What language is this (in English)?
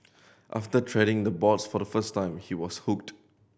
English